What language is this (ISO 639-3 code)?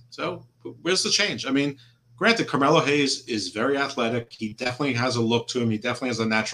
eng